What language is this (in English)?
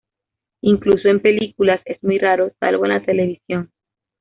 Spanish